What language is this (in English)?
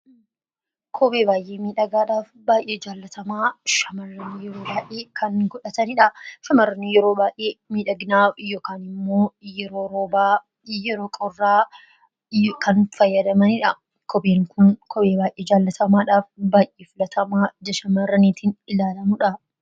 Oromo